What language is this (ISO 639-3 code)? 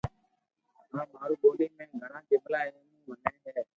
lrk